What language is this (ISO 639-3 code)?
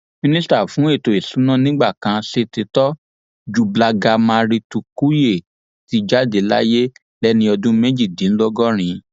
yor